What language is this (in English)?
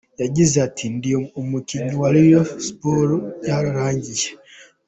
Kinyarwanda